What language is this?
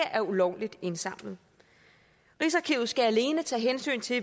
Danish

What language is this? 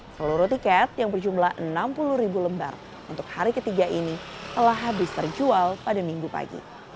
Indonesian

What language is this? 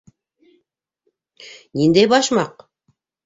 Bashkir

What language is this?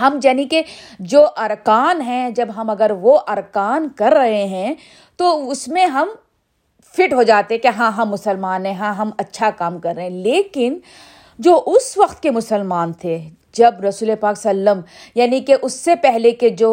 Urdu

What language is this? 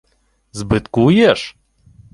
Ukrainian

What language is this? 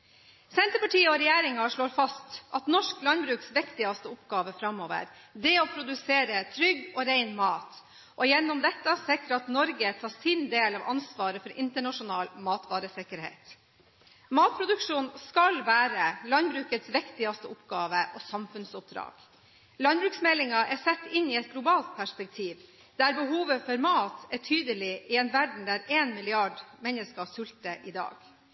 Norwegian Bokmål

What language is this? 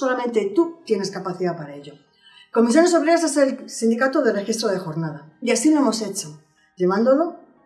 Spanish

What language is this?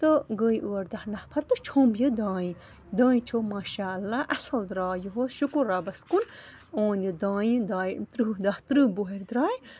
Kashmiri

